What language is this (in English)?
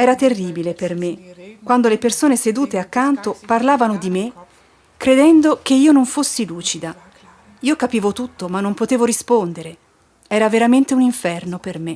Italian